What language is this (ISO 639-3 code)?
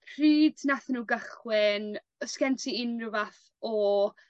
cym